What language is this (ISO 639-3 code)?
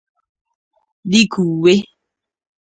ibo